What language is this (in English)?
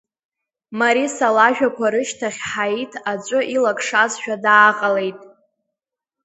Abkhazian